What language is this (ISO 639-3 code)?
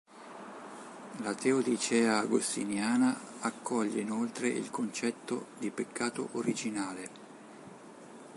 ita